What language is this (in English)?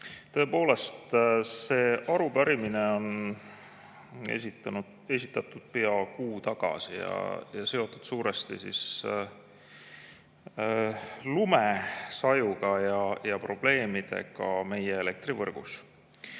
Estonian